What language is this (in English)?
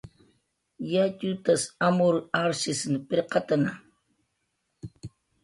Jaqaru